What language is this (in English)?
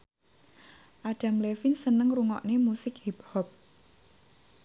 Javanese